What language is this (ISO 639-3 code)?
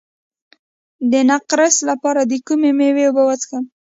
pus